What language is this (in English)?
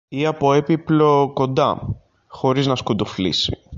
Greek